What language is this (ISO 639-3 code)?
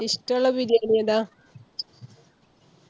mal